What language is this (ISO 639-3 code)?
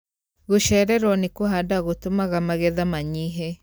kik